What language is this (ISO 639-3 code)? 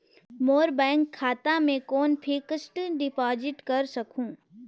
hne